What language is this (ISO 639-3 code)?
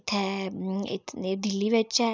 doi